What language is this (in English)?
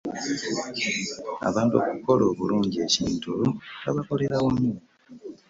Ganda